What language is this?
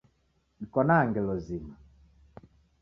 Taita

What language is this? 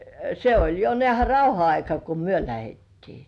Finnish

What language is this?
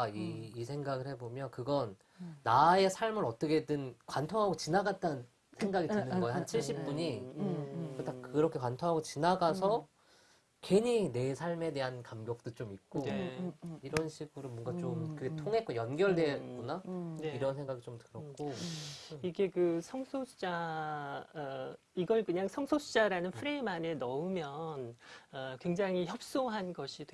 Korean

